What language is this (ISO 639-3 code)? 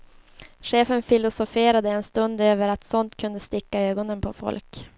swe